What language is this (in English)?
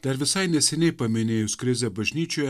Lithuanian